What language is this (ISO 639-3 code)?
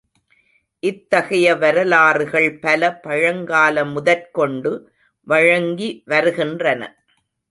tam